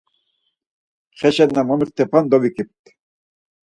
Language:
Laz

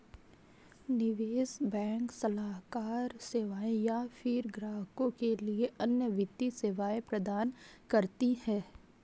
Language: Hindi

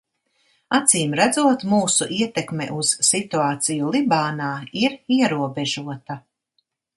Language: Latvian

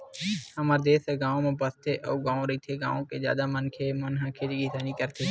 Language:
Chhattisgarhi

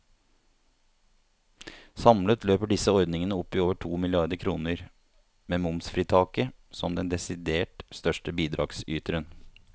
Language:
Norwegian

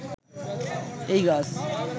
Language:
Bangla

